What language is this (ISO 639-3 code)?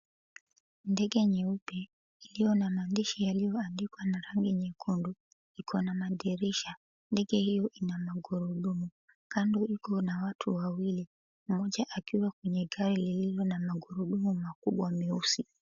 swa